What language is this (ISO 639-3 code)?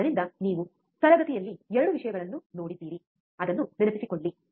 kan